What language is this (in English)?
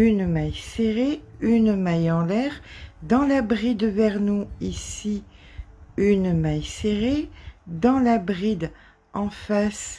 French